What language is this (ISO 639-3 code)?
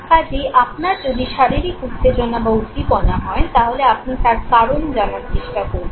ben